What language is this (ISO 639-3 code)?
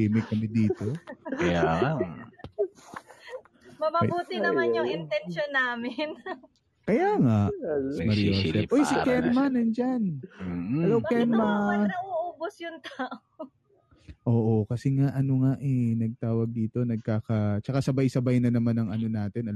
fil